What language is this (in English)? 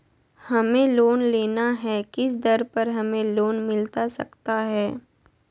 Magahi